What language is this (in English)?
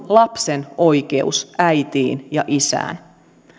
Finnish